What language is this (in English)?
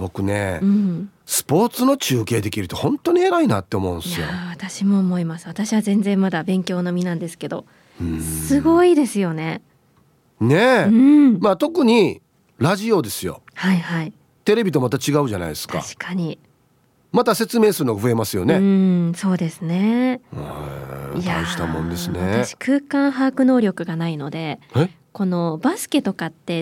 Japanese